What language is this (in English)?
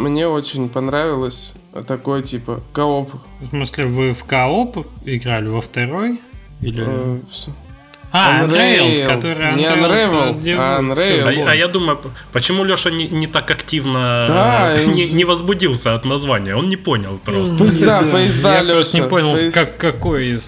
Russian